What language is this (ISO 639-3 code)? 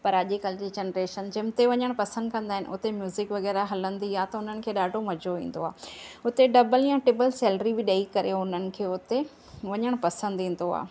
snd